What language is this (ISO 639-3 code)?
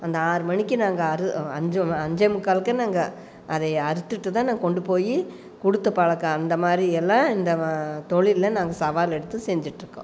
tam